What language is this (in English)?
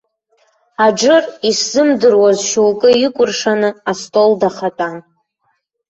Abkhazian